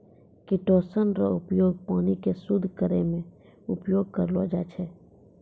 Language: Maithili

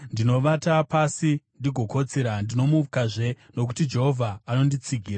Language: Shona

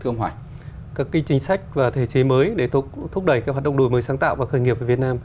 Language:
Vietnamese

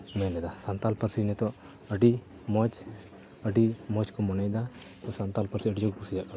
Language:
Santali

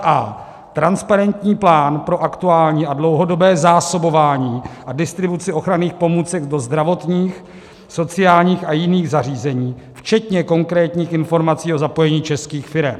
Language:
Czech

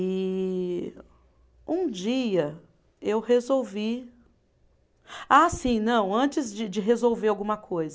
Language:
Portuguese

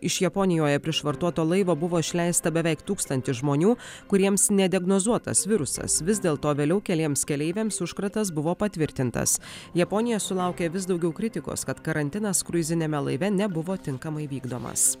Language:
Lithuanian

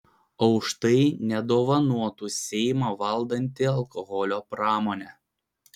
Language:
Lithuanian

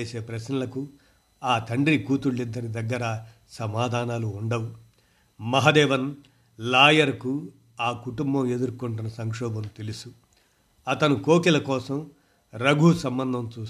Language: Telugu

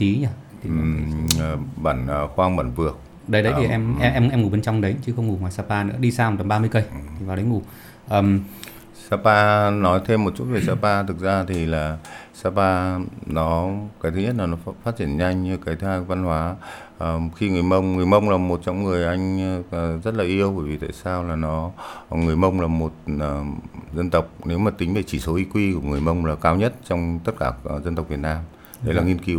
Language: Vietnamese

